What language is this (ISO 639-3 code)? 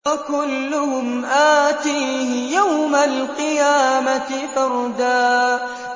ara